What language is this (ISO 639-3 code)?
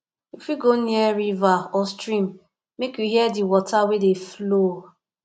pcm